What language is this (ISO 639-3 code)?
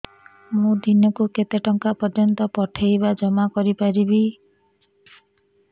ori